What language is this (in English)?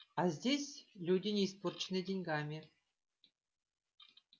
Russian